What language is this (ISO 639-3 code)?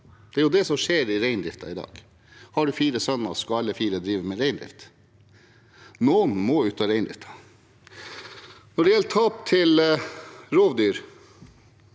nor